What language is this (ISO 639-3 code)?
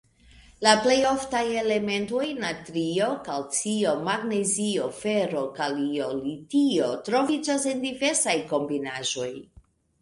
epo